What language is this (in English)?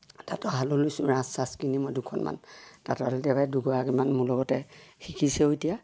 Assamese